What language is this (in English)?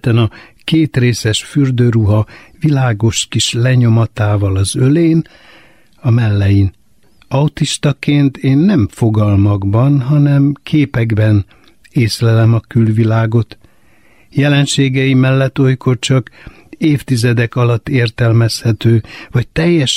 Hungarian